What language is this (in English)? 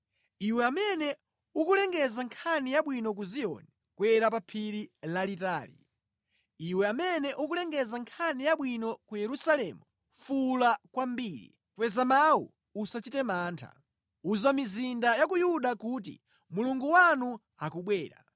Nyanja